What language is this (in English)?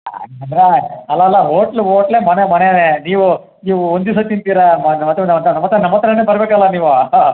Kannada